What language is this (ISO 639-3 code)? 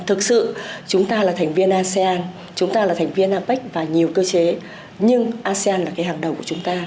vie